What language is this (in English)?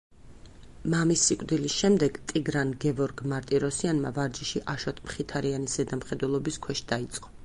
Georgian